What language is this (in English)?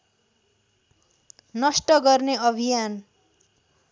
Nepali